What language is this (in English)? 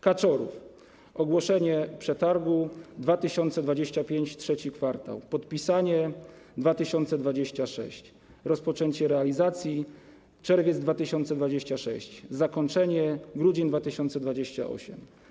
Polish